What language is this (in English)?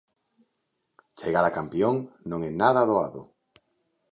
Galician